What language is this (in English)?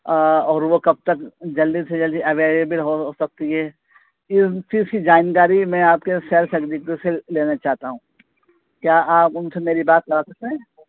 Urdu